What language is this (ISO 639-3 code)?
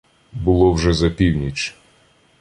ukr